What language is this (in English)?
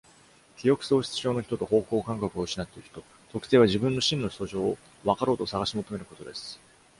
Japanese